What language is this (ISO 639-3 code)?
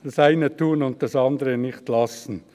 gsw